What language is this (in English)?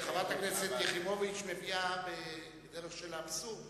Hebrew